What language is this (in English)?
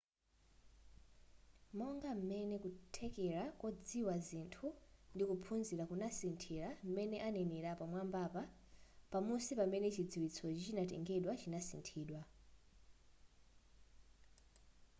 Nyanja